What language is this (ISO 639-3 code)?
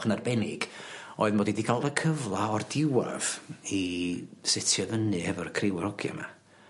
cym